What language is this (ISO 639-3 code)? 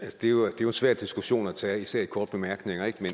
dan